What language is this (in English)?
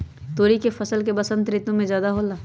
Magahi